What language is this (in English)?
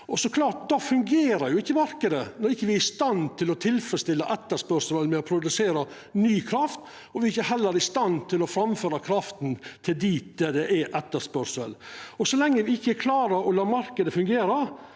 Norwegian